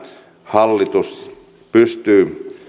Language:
Finnish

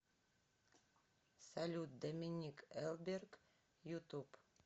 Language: Russian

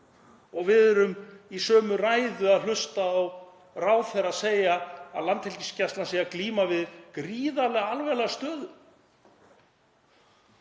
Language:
Icelandic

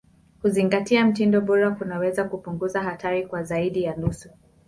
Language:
Swahili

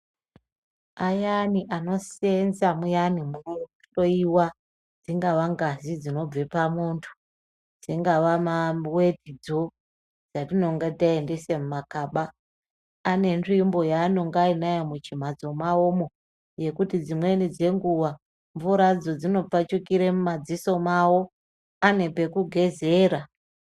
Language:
Ndau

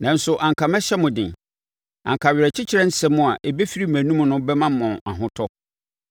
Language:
Akan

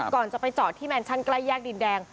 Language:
Thai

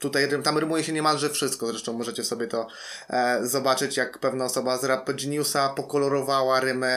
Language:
Polish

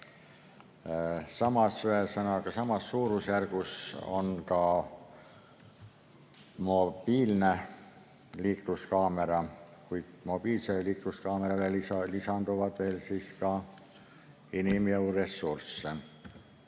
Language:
Estonian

